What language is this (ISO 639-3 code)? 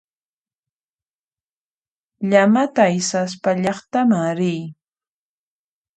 qxp